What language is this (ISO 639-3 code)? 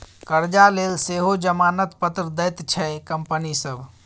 mai